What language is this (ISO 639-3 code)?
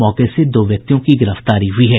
hin